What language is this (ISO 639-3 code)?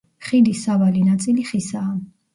kat